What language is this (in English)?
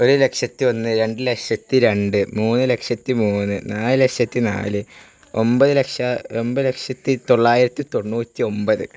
Malayalam